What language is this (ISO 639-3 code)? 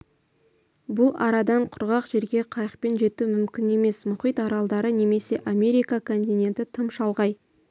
kaz